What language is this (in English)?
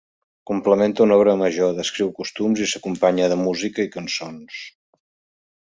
Catalan